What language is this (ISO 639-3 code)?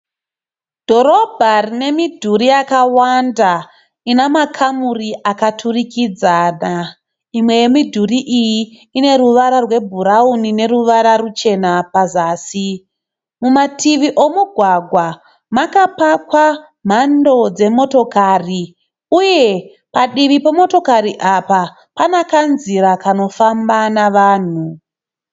sna